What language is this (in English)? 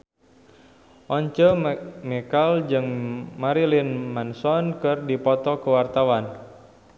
Sundanese